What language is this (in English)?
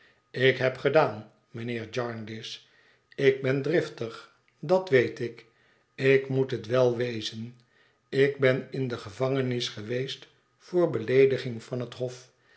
Dutch